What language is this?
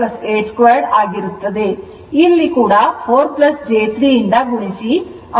Kannada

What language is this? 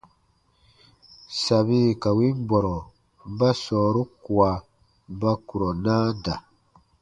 Baatonum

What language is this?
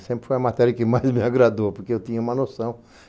Portuguese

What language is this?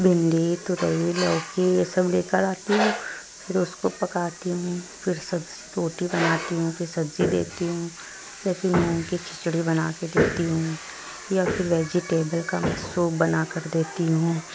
Urdu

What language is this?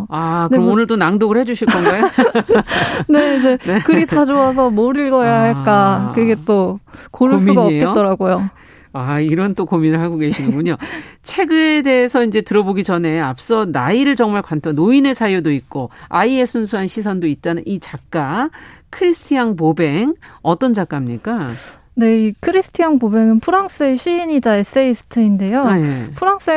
Korean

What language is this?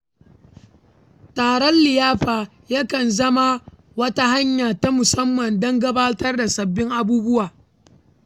Hausa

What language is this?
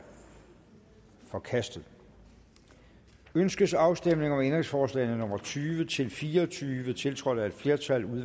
Danish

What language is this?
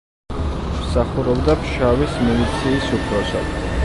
Georgian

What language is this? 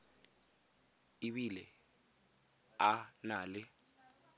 Tswana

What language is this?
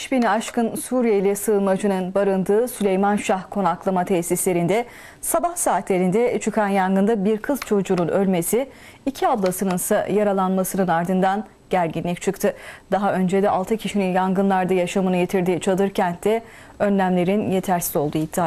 Turkish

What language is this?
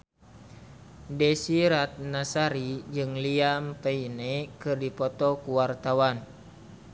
Sundanese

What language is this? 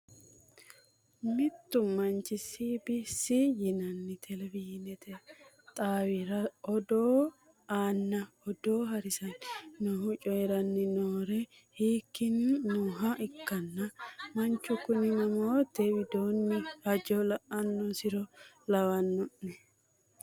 Sidamo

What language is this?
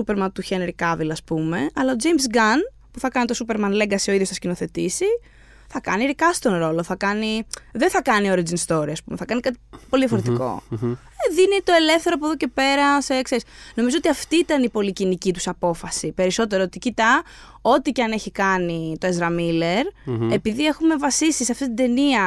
Greek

